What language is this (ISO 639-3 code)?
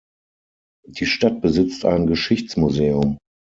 deu